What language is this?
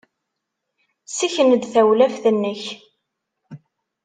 Kabyle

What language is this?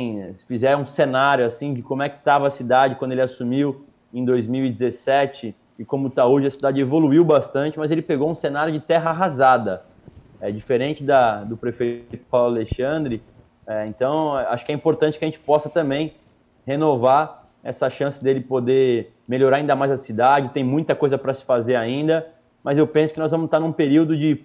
Portuguese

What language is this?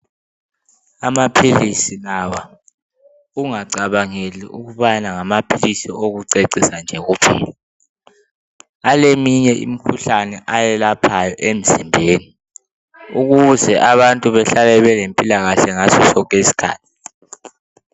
North Ndebele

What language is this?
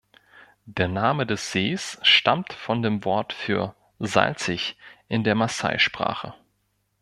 German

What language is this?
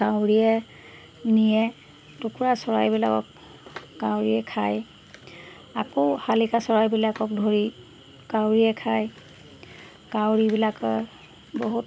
Assamese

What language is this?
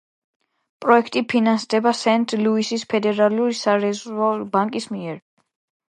Georgian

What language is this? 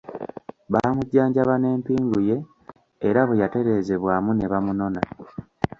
Ganda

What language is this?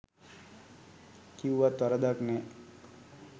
Sinhala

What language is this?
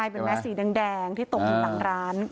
Thai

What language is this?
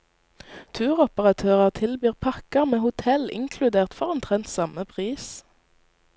Norwegian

